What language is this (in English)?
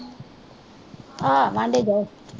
Punjabi